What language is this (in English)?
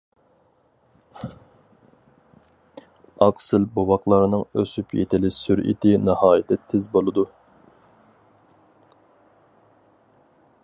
Uyghur